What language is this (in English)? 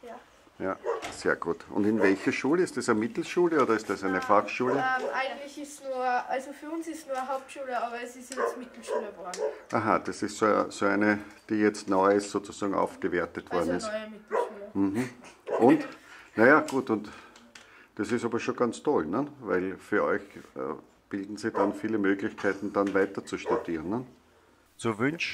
German